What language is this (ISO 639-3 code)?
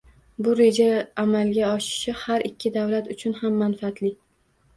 uzb